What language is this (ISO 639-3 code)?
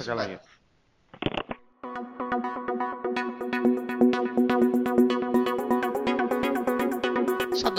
ell